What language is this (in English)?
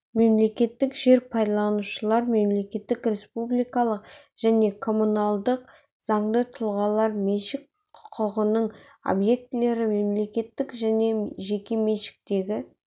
Kazakh